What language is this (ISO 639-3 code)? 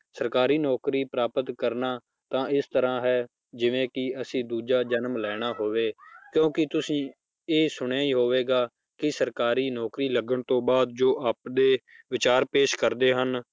pan